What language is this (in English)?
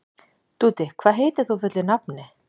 Icelandic